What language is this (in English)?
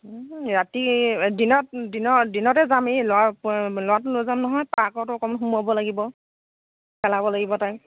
Assamese